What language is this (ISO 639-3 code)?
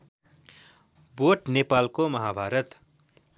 nep